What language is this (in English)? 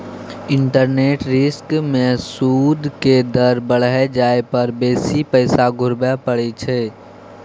Maithili